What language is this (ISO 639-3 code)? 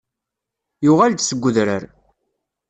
kab